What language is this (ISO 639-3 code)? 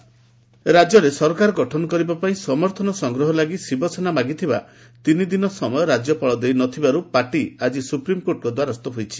ori